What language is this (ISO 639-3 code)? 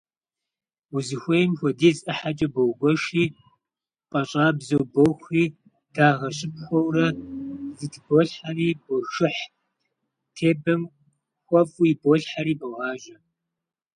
kbd